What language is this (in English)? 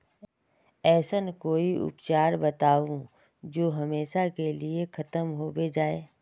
Magahi